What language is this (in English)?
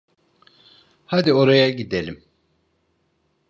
Turkish